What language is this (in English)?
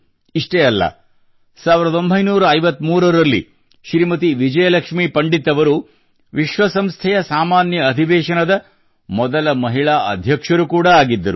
Kannada